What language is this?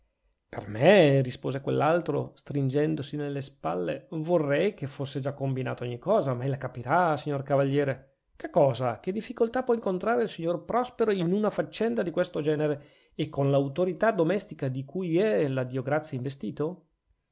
Italian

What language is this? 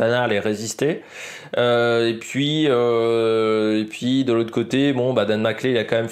French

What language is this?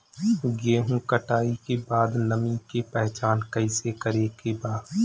Bhojpuri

